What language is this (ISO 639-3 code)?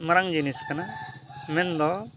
sat